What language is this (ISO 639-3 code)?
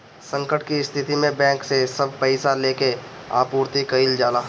bho